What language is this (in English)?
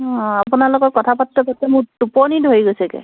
Assamese